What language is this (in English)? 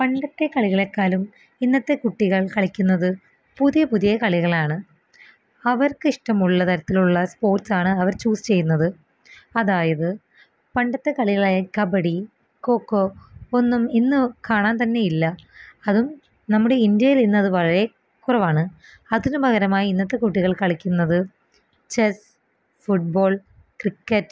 Malayalam